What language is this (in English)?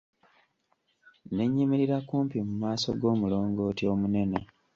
Ganda